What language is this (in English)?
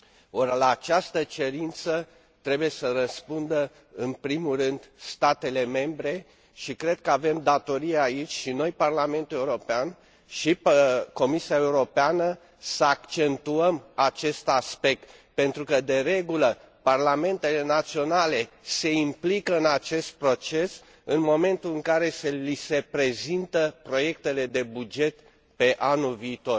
Romanian